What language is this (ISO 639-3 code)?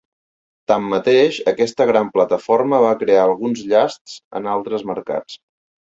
cat